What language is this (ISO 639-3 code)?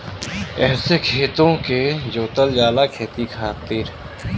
bho